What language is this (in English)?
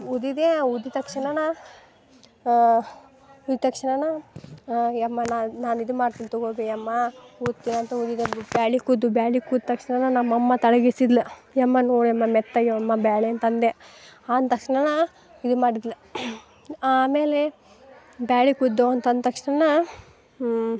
Kannada